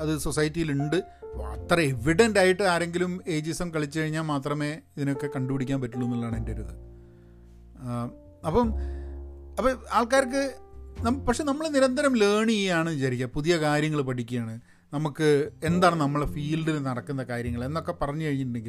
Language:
Malayalam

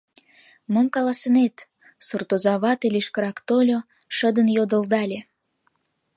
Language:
Mari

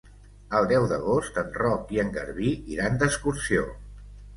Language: Catalan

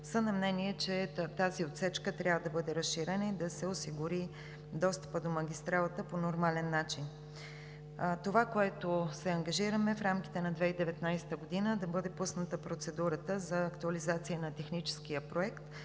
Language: Bulgarian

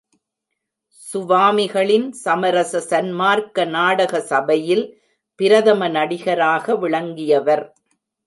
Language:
Tamil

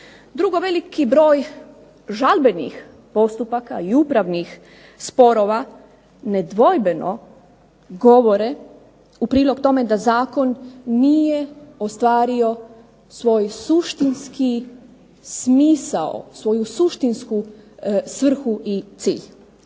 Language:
Croatian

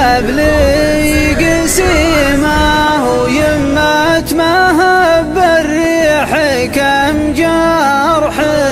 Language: Arabic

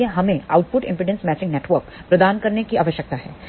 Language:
Hindi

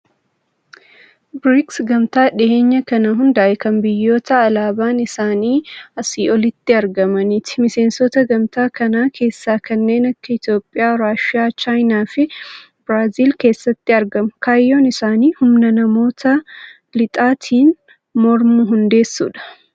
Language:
Oromo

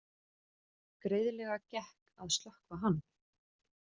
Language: Icelandic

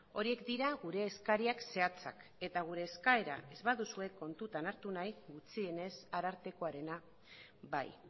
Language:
Basque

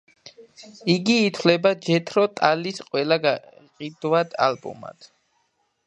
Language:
Georgian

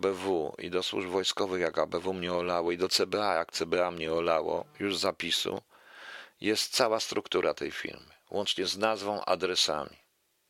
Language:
Polish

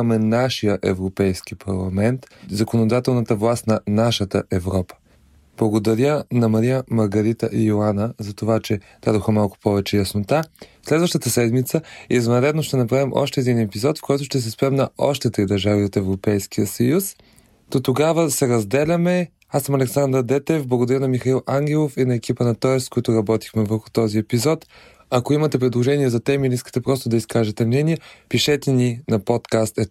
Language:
Bulgarian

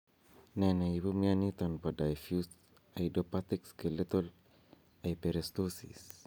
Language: Kalenjin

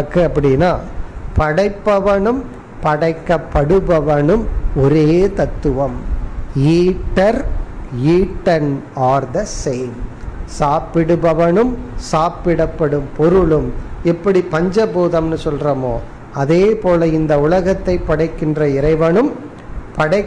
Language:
Hindi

